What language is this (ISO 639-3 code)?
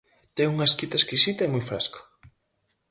glg